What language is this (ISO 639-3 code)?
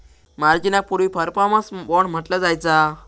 mar